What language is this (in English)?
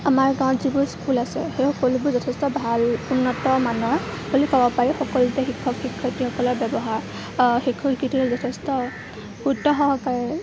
Assamese